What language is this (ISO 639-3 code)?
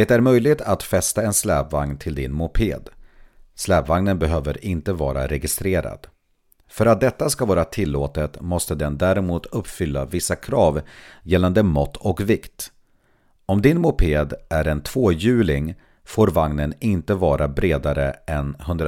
swe